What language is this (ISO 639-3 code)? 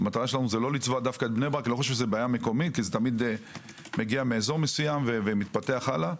heb